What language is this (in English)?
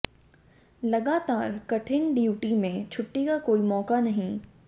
Hindi